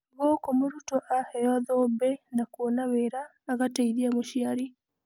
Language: Kikuyu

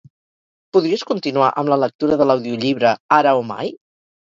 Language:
Catalan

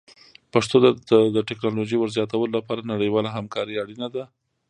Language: Pashto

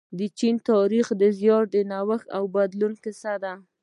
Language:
Pashto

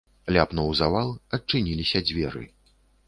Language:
Belarusian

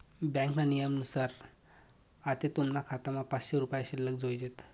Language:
Marathi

